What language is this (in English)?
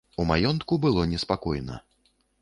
Belarusian